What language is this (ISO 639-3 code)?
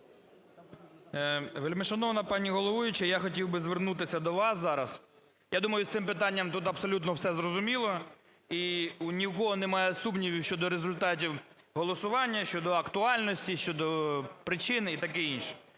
ukr